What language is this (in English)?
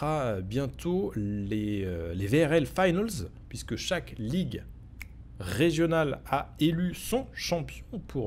French